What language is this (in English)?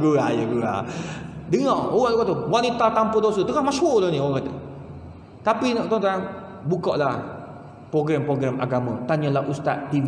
Malay